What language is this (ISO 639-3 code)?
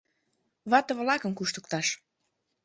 chm